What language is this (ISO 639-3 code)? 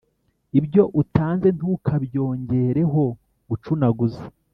kin